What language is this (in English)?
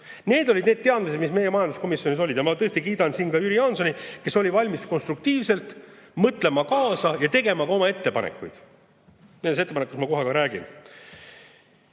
Estonian